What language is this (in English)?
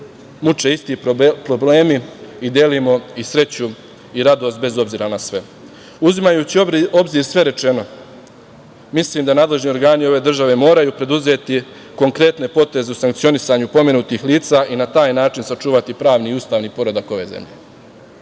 Serbian